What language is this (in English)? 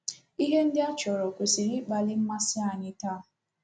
Igbo